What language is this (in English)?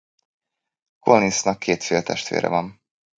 Hungarian